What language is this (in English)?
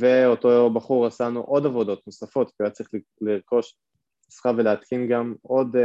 Hebrew